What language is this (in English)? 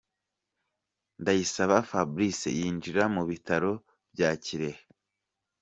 Kinyarwanda